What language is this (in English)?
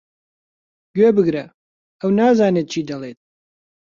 Central Kurdish